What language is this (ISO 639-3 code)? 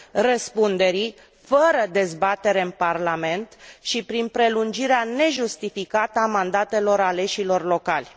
ron